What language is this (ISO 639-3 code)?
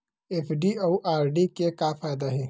hne